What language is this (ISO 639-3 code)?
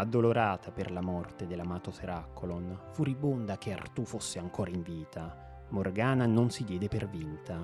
ita